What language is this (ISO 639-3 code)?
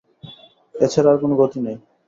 ben